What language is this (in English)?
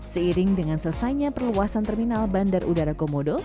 Indonesian